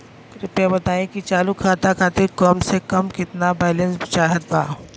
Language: Bhojpuri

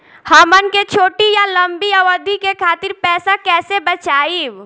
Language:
Bhojpuri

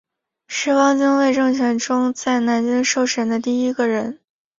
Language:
Chinese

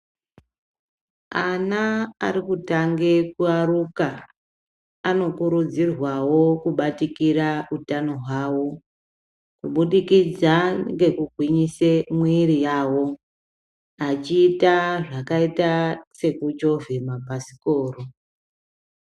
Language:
Ndau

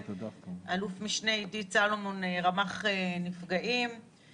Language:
Hebrew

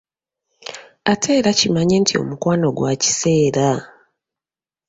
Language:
Ganda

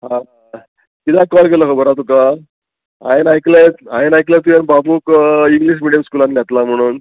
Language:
Konkani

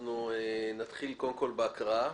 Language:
Hebrew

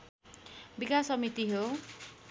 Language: Nepali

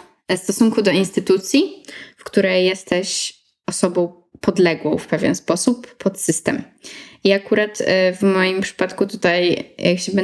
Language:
Polish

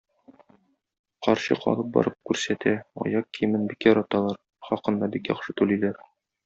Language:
Tatar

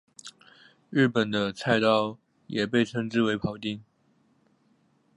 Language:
Chinese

